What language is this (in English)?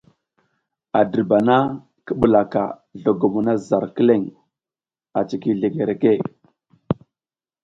South Giziga